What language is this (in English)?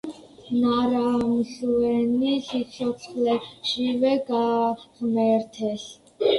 Georgian